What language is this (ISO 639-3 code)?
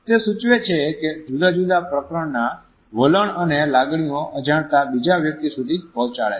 guj